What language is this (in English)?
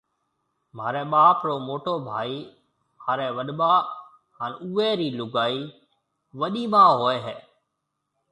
Marwari (Pakistan)